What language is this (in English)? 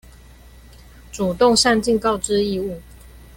Chinese